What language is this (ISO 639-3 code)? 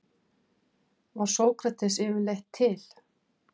isl